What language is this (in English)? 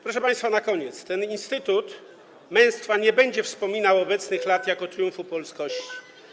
Polish